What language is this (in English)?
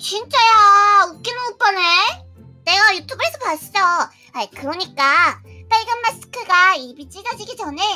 Korean